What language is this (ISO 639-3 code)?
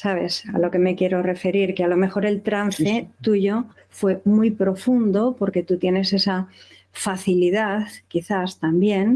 spa